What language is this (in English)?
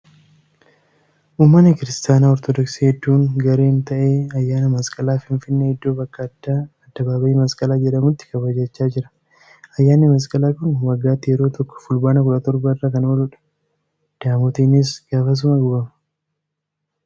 Oromo